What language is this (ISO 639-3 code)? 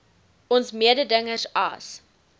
afr